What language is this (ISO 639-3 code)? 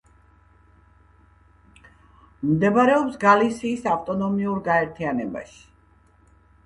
kat